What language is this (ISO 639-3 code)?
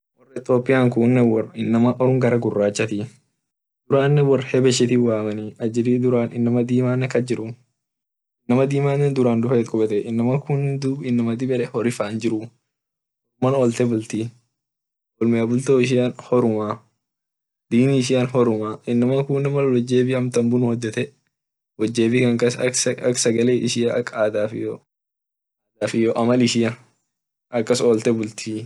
orc